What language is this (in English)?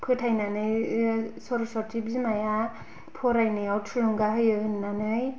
Bodo